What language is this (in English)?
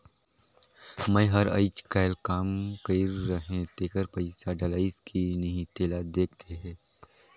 Chhattisgarhi